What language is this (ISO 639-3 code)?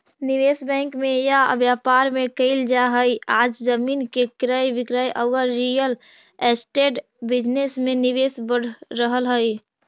mag